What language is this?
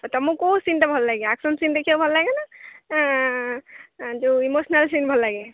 Odia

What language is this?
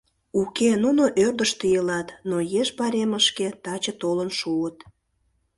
Mari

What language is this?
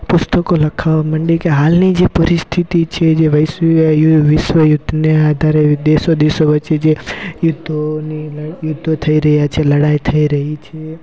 Gujarati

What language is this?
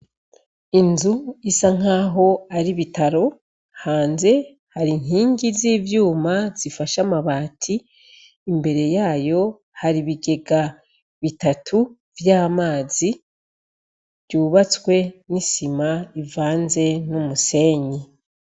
Rundi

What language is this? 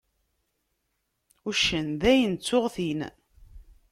Kabyle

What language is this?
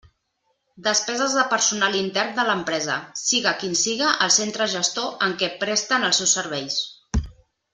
Catalan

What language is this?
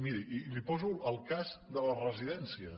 Catalan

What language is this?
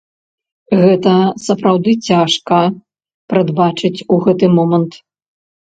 Belarusian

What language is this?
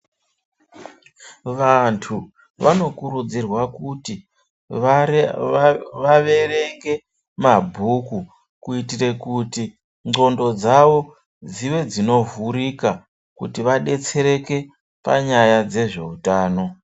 Ndau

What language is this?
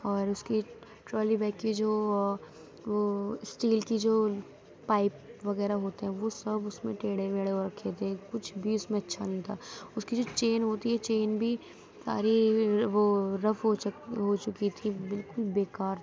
Urdu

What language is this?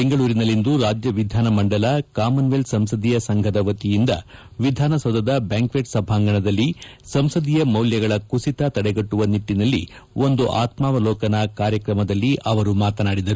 Kannada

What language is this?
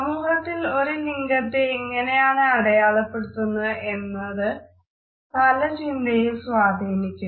Malayalam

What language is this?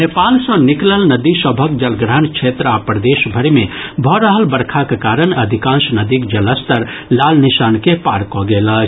Maithili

